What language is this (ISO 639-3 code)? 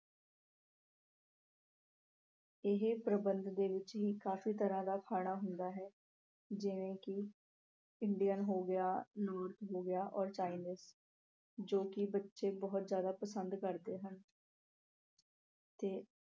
pan